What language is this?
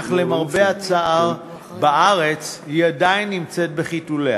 Hebrew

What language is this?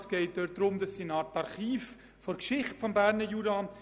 Swiss German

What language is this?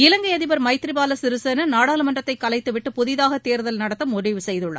Tamil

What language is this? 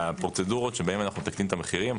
Hebrew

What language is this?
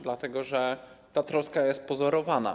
Polish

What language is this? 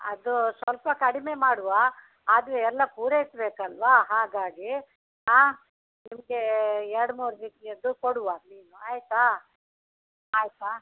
Kannada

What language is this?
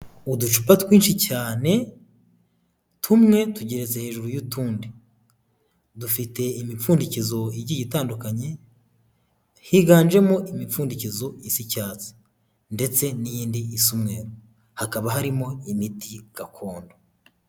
Kinyarwanda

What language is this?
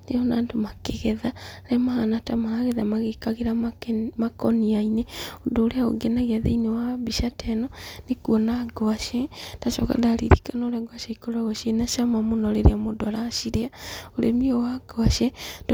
Kikuyu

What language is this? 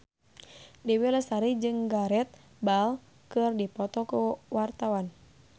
Sundanese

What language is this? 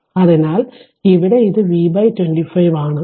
Malayalam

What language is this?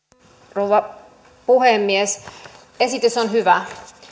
Finnish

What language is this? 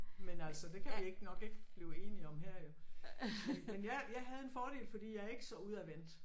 Danish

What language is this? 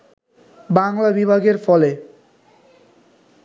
Bangla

